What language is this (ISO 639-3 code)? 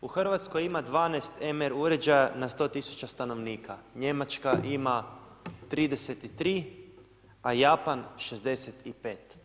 hrv